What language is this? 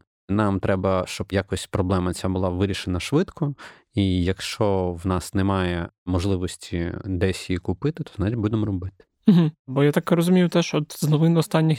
Ukrainian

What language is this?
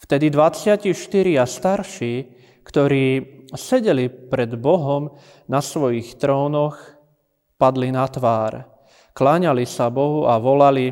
Slovak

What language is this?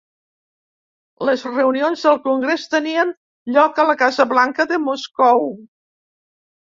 Catalan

